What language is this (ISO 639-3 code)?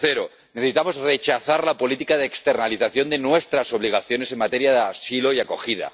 spa